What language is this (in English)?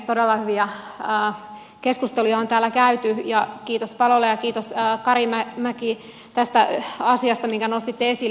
Finnish